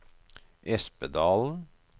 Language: Norwegian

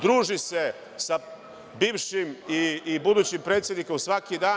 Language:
Serbian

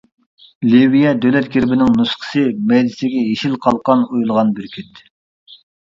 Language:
Uyghur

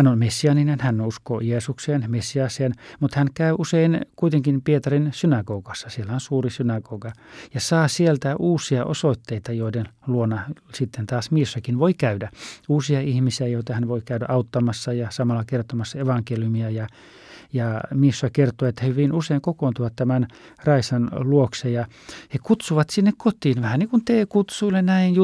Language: Finnish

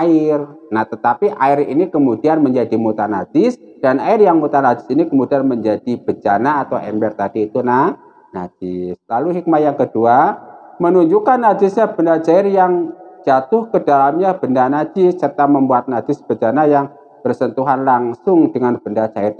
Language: Indonesian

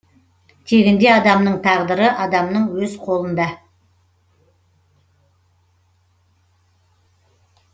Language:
Kazakh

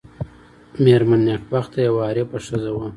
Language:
Pashto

